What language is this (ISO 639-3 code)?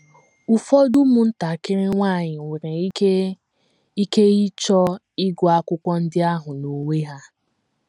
ibo